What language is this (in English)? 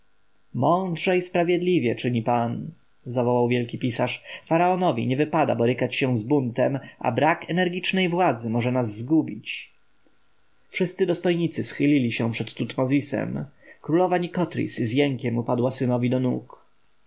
Polish